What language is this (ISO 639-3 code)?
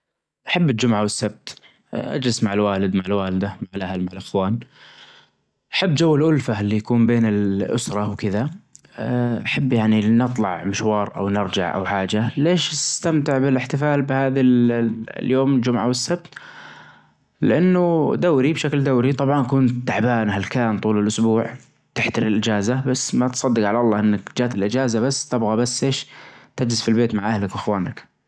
ars